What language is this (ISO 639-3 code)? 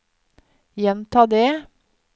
nor